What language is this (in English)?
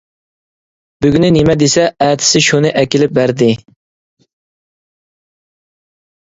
Uyghur